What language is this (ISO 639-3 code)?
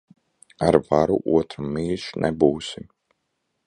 lav